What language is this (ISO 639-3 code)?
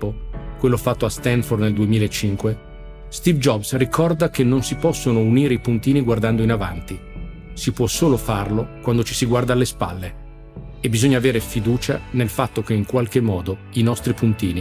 ita